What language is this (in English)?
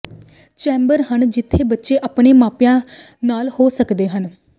Punjabi